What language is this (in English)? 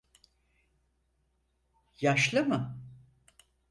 Turkish